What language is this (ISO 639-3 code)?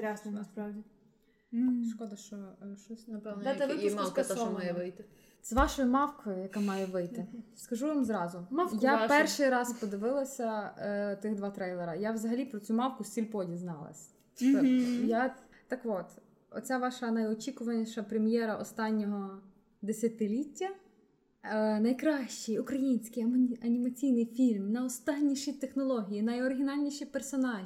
ukr